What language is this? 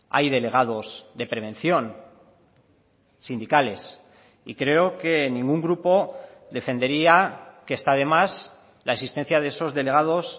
Spanish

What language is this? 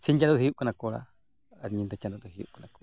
Santali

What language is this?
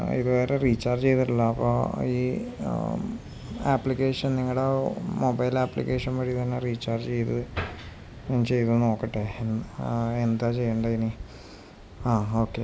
Malayalam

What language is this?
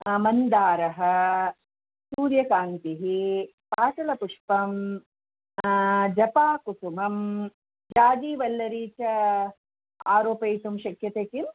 Sanskrit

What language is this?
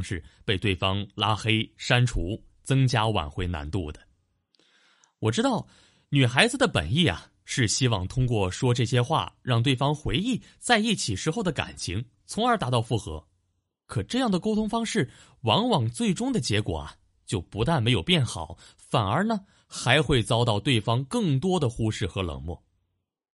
Chinese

